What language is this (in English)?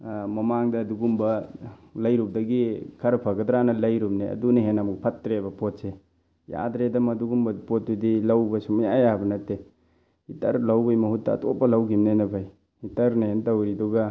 Manipuri